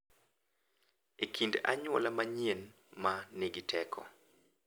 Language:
Luo (Kenya and Tanzania)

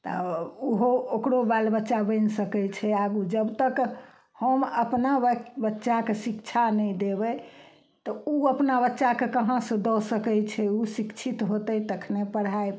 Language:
Maithili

